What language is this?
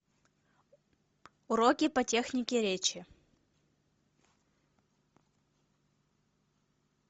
Russian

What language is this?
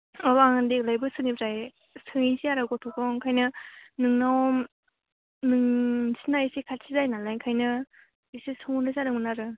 Bodo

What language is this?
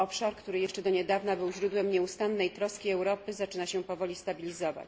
Polish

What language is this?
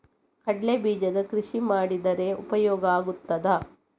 Kannada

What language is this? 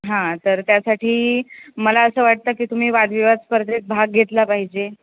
Marathi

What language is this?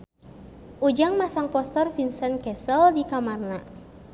Sundanese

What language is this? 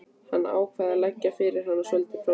Icelandic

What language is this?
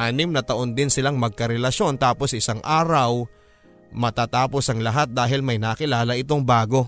Filipino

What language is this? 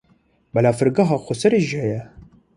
Kurdish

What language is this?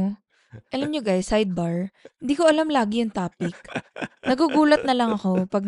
Filipino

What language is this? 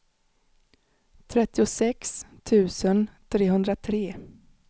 Swedish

